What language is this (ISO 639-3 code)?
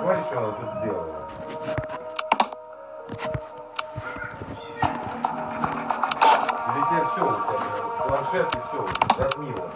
rus